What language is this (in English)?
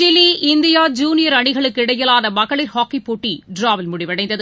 Tamil